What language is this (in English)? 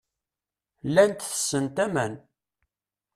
Kabyle